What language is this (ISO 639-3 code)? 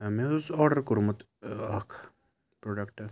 kas